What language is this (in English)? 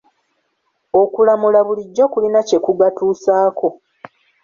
Ganda